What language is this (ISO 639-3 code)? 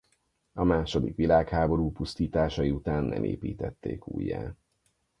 hun